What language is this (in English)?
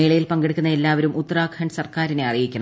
Malayalam